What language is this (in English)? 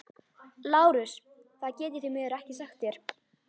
Icelandic